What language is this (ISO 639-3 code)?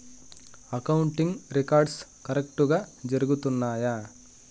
tel